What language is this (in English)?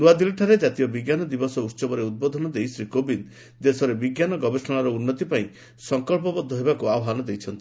Odia